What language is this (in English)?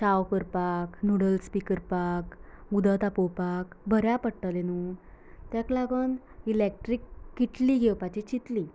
Konkani